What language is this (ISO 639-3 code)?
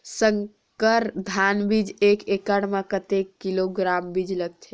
hne